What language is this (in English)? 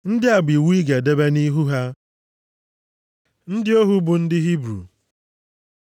Igbo